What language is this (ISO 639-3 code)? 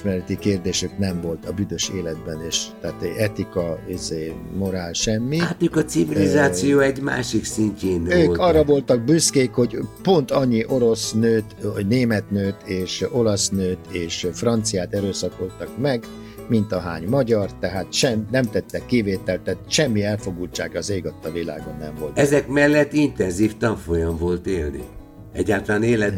hun